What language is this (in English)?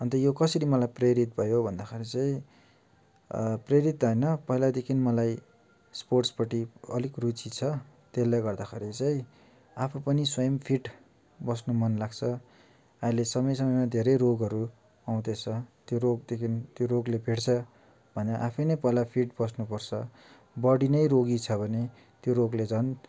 Nepali